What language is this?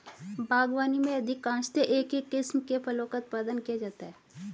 Hindi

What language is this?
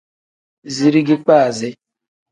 Tem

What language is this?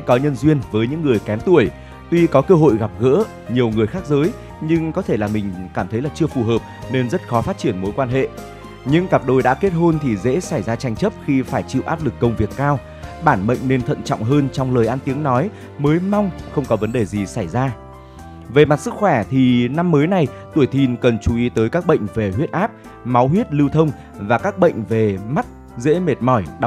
Vietnamese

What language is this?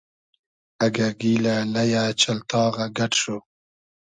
Hazaragi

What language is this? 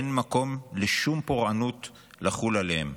Hebrew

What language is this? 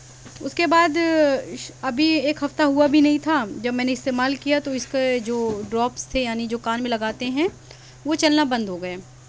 Urdu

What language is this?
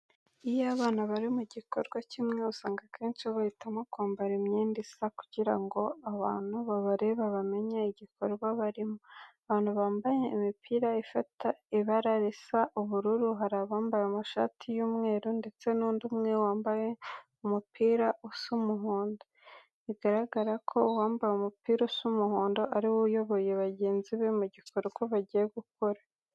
Kinyarwanda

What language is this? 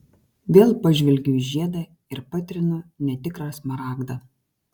Lithuanian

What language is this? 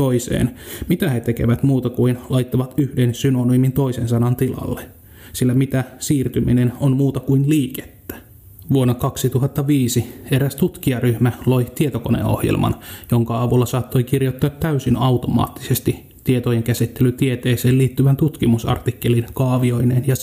Finnish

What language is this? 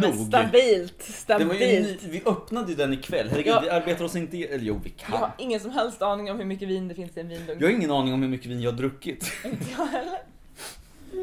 Swedish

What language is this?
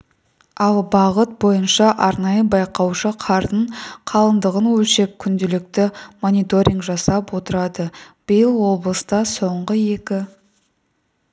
Kazakh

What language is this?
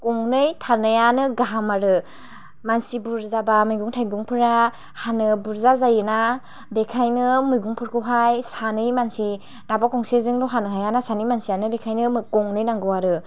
Bodo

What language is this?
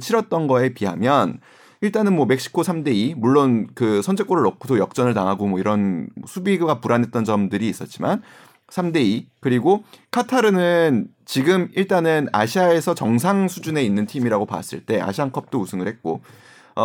Korean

